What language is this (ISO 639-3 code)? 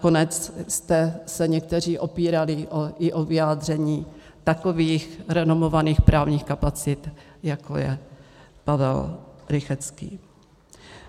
ces